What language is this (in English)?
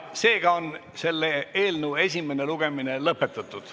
Estonian